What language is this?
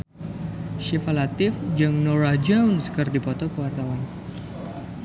Sundanese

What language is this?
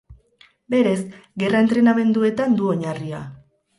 Basque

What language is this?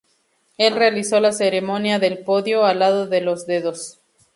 Spanish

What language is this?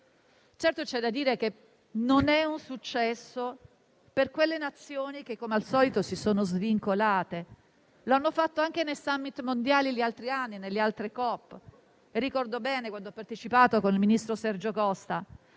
Italian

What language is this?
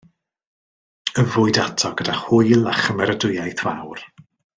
Welsh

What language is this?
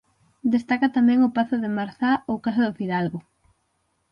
Galician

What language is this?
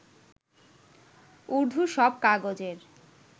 Bangla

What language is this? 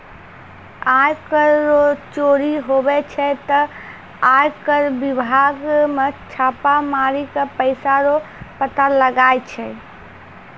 Maithili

